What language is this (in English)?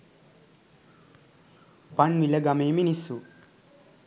Sinhala